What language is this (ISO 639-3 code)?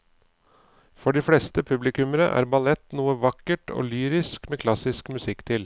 nor